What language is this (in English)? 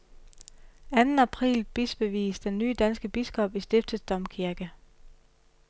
Danish